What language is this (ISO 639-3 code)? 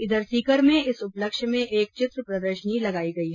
hin